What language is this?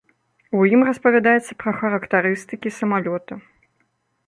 Belarusian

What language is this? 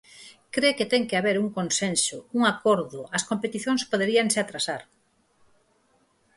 Galician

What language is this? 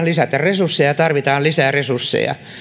Finnish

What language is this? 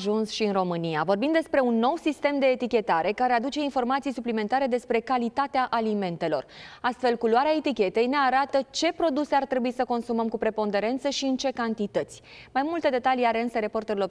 Romanian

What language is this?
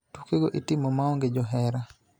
Luo (Kenya and Tanzania)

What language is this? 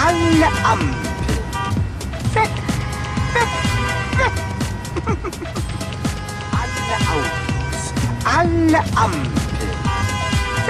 Korean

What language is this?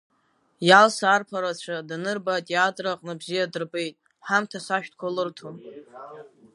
Abkhazian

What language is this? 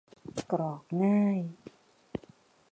Thai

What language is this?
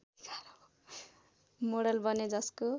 Nepali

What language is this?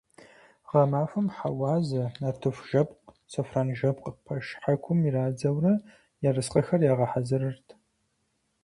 Kabardian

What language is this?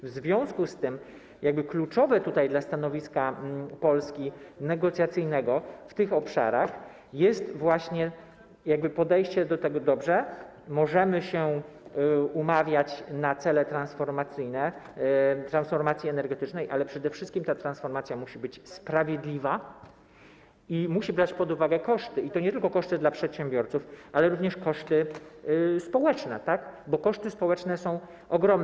Polish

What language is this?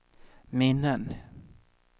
Swedish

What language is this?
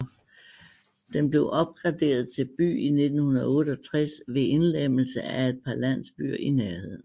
Danish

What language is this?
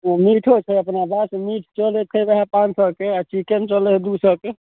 Maithili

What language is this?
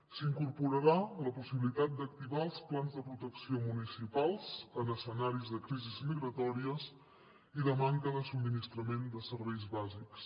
Catalan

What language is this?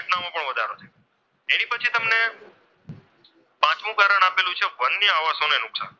Gujarati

